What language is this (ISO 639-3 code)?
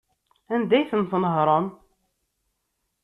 kab